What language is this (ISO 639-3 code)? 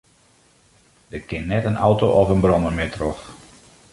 fry